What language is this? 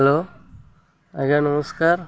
Odia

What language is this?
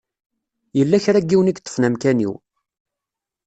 Kabyle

